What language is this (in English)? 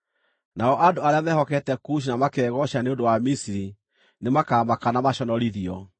Kikuyu